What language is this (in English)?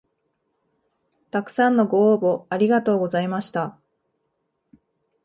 Japanese